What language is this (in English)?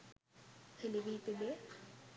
Sinhala